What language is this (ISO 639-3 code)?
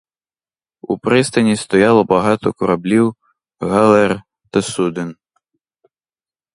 ukr